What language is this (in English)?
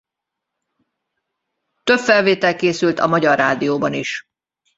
Hungarian